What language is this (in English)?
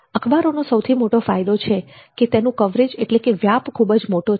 Gujarati